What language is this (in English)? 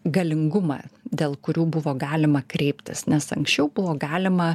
Lithuanian